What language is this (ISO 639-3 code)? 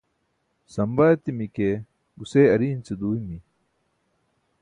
bsk